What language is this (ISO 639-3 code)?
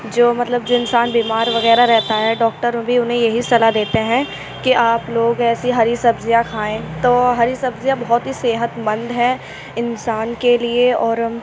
urd